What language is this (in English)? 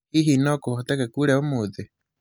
Kikuyu